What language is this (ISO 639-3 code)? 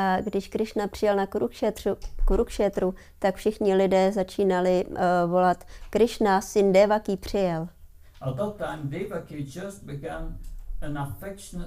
ces